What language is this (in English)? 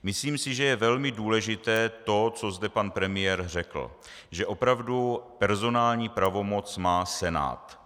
Czech